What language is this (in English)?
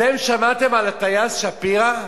Hebrew